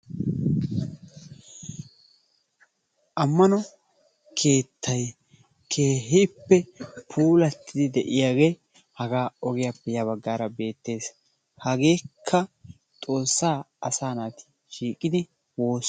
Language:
Wolaytta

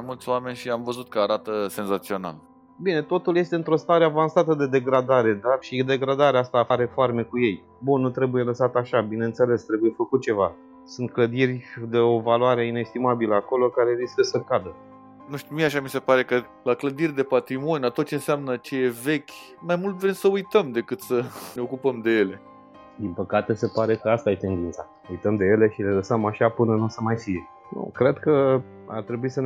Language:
Romanian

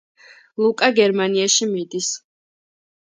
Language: Georgian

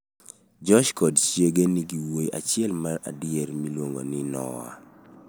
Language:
Luo (Kenya and Tanzania)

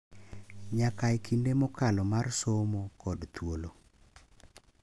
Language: Luo (Kenya and Tanzania)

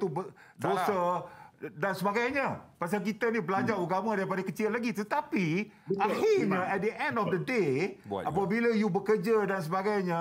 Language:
Malay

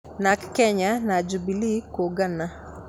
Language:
Kikuyu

